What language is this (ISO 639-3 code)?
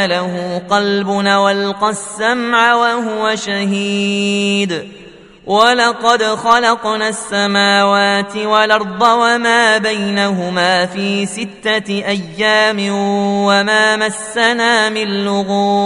ara